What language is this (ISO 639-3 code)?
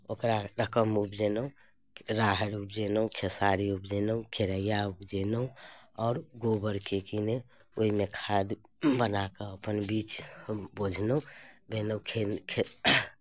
mai